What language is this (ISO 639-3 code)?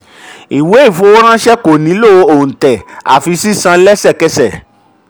yor